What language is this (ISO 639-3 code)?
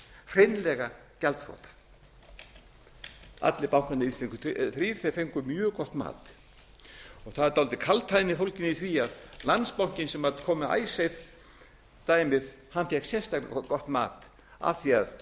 isl